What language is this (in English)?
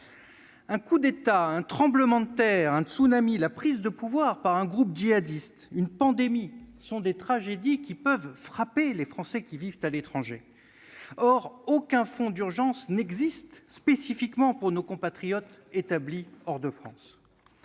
French